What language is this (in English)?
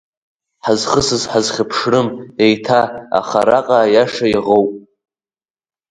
Abkhazian